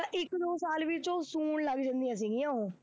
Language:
Punjabi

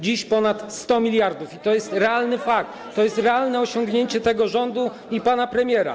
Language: Polish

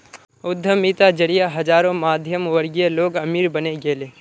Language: Magahi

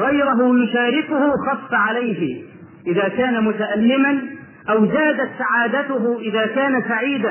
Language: Arabic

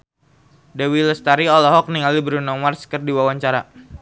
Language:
Sundanese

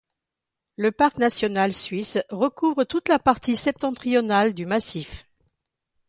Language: French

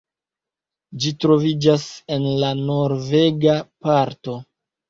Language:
Esperanto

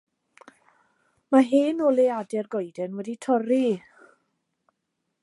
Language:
Welsh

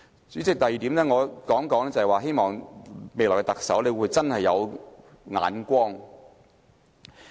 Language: Cantonese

